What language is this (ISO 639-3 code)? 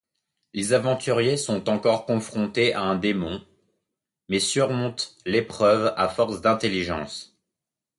fra